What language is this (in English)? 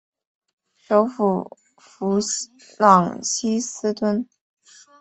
Chinese